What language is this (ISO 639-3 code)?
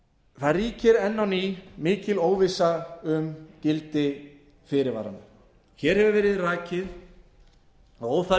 isl